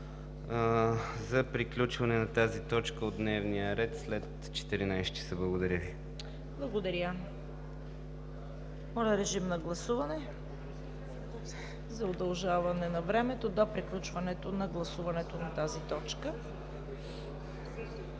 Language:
Bulgarian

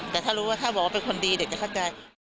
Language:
Thai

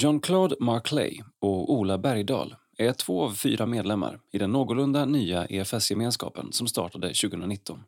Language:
Swedish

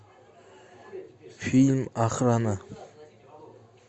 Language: Russian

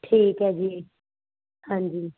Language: Punjabi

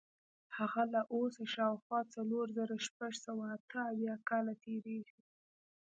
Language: Pashto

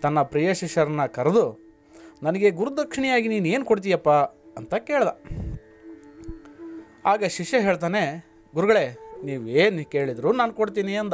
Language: Kannada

